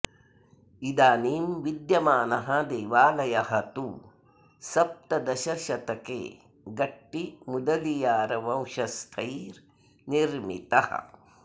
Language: Sanskrit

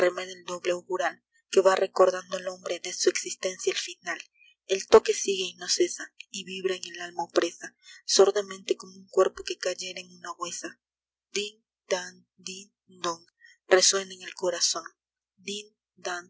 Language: Spanish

